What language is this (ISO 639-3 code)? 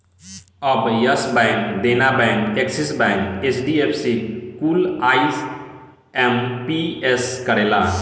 bho